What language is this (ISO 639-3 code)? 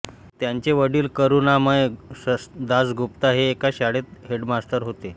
mar